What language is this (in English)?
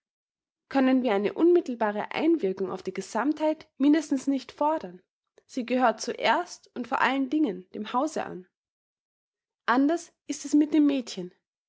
German